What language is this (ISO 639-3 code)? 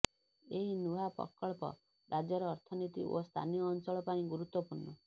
ori